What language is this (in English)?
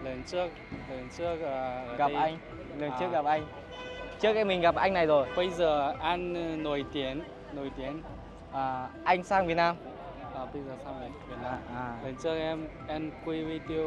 Vietnamese